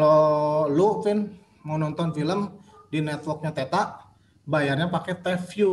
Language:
Indonesian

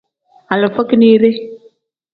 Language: Tem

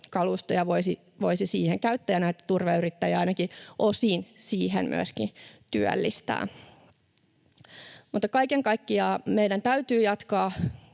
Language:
Finnish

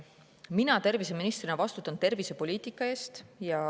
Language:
Estonian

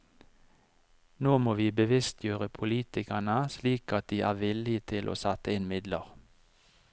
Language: Norwegian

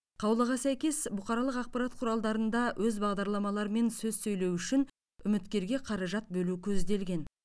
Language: Kazakh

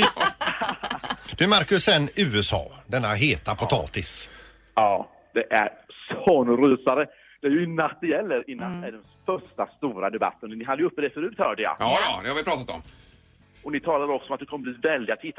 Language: Swedish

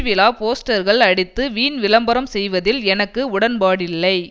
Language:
Tamil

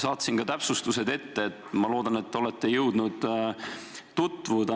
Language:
Estonian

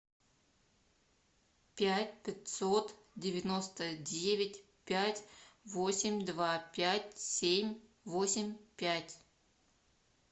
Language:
Russian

